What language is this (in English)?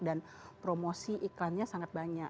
Indonesian